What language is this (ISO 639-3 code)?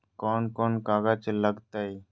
mag